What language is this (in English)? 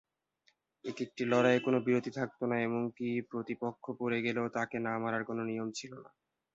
Bangla